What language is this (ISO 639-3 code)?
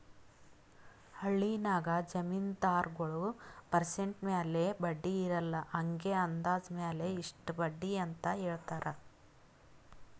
kan